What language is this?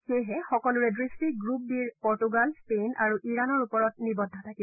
Assamese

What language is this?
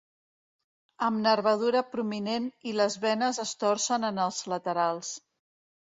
Catalan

